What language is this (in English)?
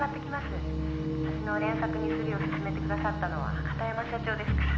Japanese